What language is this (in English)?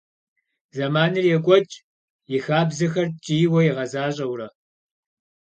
Kabardian